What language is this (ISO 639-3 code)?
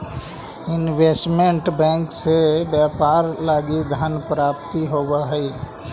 mag